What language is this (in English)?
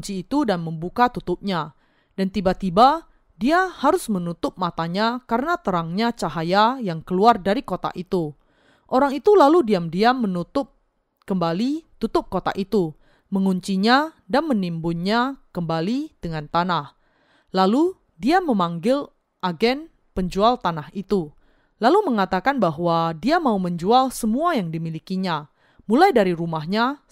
Indonesian